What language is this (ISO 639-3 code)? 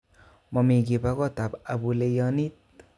kln